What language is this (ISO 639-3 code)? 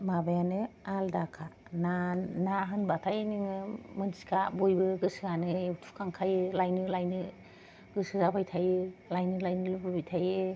brx